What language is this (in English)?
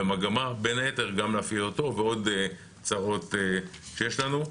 Hebrew